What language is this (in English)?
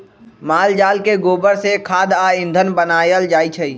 Magahi